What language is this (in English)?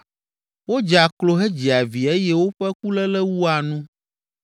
Ewe